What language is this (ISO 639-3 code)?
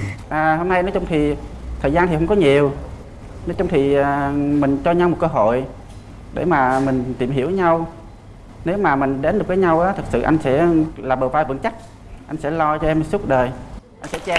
vie